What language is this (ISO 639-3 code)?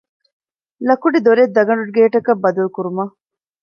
div